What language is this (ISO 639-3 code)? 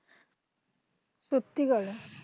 ben